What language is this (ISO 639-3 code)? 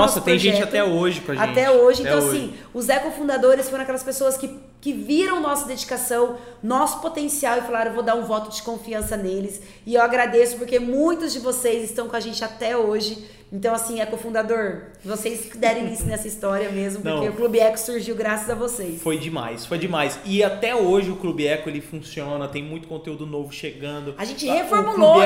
por